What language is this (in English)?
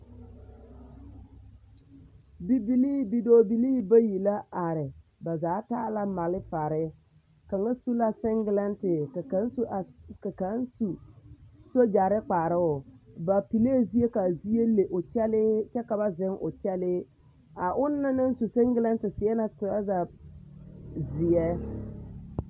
Southern Dagaare